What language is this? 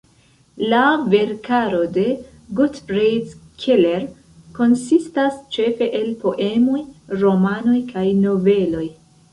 Esperanto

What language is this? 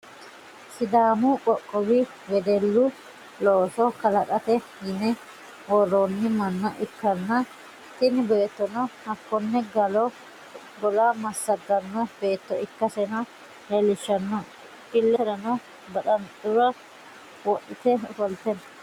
Sidamo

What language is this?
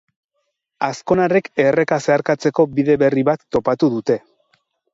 Basque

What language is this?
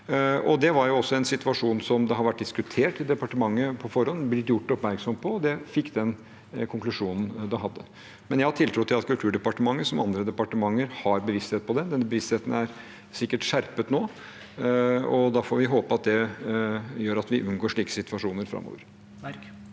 Norwegian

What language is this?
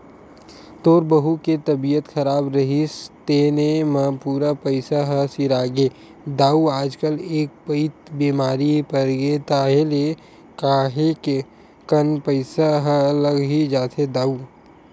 Chhattisgarhi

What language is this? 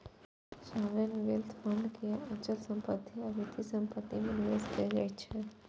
Maithili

